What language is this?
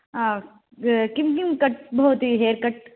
Sanskrit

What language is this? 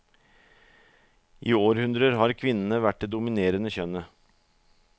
Norwegian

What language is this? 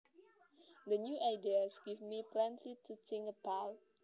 Javanese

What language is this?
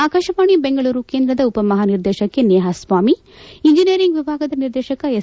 Kannada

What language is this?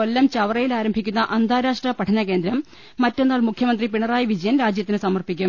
Malayalam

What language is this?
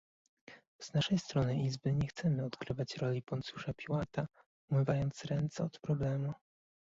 Polish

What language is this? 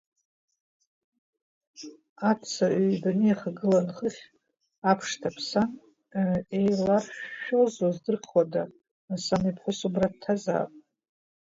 Abkhazian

